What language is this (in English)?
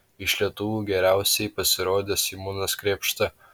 Lithuanian